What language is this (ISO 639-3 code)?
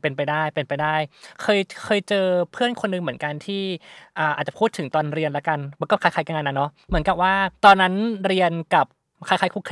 tha